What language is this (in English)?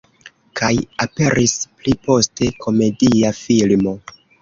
Esperanto